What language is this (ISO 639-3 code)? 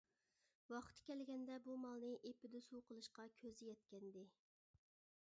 uig